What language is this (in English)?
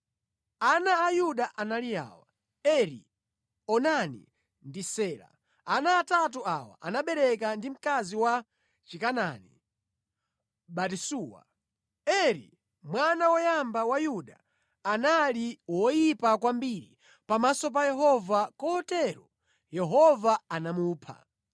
Nyanja